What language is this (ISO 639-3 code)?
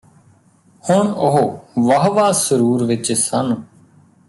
pan